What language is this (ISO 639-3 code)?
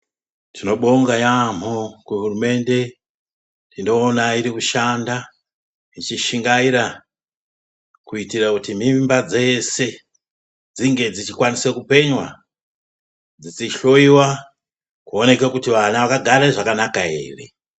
ndc